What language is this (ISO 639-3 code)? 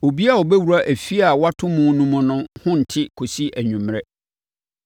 aka